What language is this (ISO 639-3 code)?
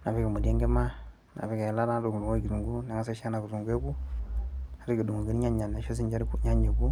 mas